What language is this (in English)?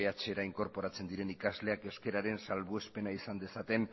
Basque